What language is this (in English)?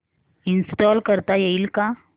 Marathi